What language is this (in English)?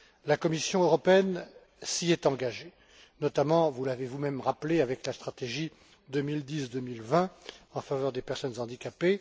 French